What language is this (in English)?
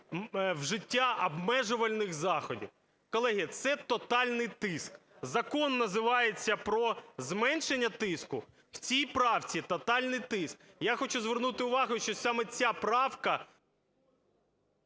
Ukrainian